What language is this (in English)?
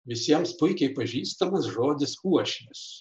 Lithuanian